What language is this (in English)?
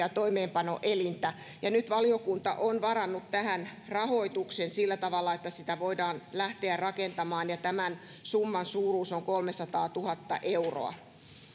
Finnish